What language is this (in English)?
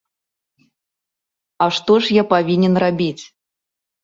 Belarusian